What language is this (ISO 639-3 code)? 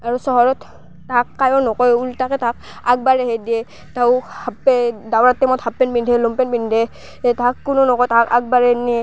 asm